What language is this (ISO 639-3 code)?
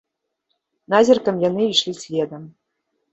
bel